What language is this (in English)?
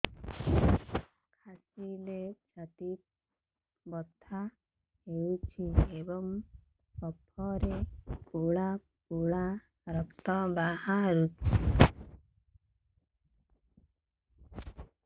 Odia